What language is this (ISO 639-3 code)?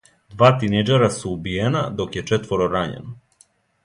srp